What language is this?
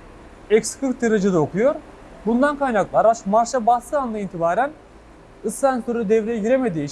Turkish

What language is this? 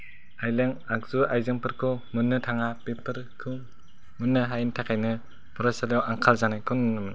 Bodo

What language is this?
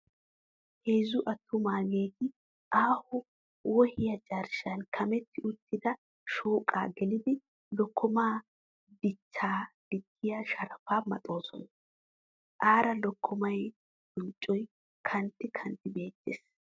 Wolaytta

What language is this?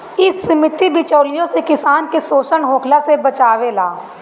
Bhojpuri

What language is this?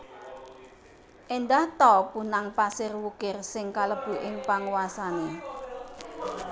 Javanese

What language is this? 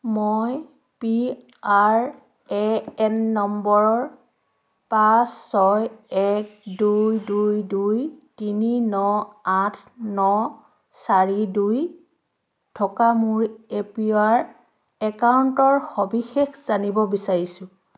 Assamese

